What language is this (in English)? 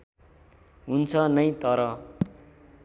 Nepali